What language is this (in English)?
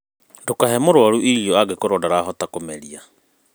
Kikuyu